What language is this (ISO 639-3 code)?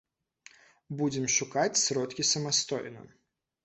bel